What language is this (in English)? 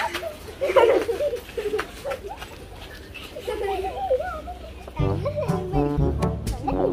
Thai